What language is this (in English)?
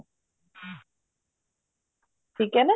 Punjabi